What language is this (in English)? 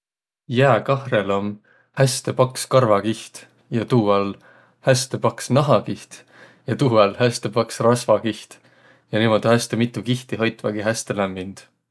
Võro